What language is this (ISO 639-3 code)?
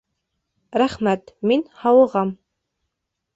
bak